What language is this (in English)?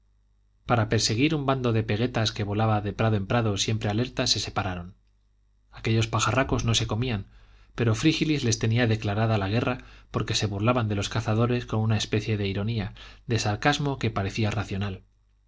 Spanish